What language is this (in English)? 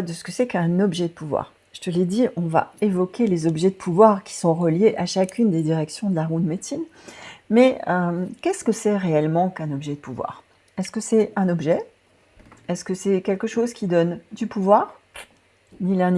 French